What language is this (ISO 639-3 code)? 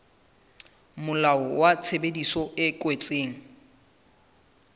sot